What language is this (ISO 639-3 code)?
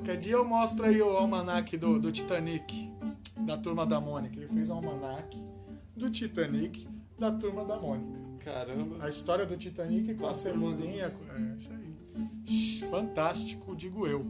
por